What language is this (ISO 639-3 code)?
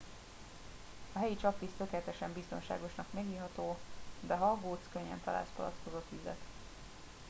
hun